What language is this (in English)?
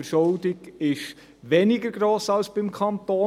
Swiss German